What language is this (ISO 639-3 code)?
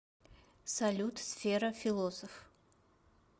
rus